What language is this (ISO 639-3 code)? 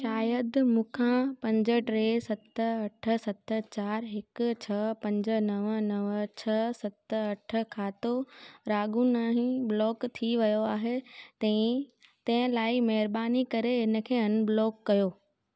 snd